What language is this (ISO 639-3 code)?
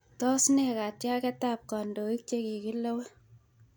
kln